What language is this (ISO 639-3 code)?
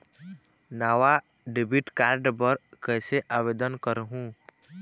hne